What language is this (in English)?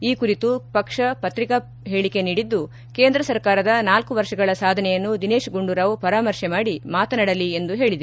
Kannada